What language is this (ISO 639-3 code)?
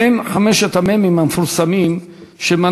heb